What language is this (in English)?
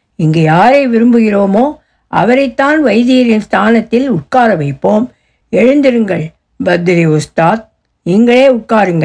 Tamil